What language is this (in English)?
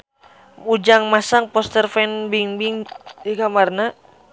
Sundanese